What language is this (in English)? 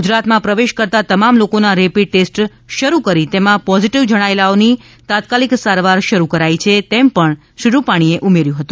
Gujarati